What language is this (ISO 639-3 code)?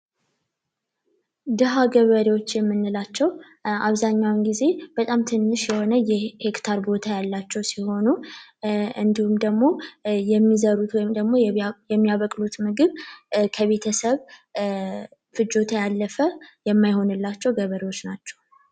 amh